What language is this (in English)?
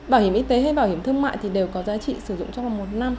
Vietnamese